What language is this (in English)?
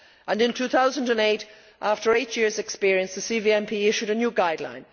English